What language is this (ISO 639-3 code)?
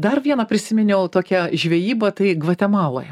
lit